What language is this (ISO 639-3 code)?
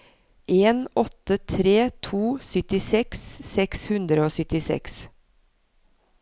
nor